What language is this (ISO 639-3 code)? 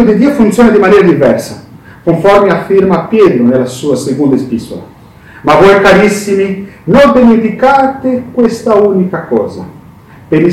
ita